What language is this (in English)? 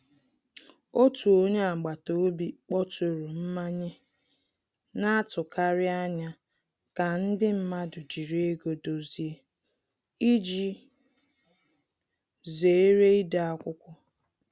Igbo